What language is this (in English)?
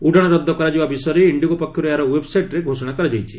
Odia